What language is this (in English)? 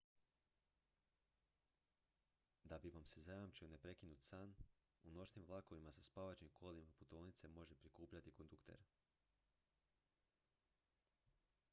Croatian